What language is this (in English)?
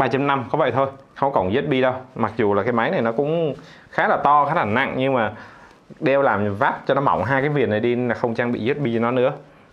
Vietnamese